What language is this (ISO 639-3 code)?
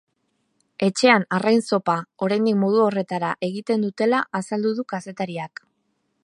eus